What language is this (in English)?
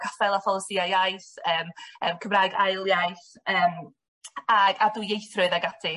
Welsh